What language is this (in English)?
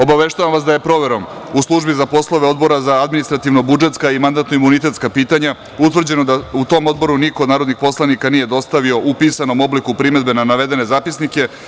Serbian